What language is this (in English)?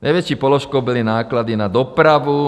Czech